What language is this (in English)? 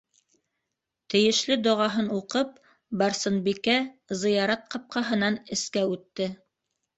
Bashkir